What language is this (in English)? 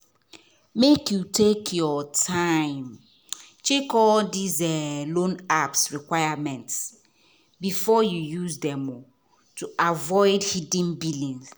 Nigerian Pidgin